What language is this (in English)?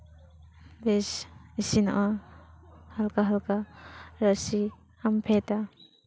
Santali